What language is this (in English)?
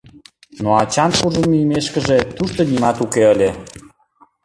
Mari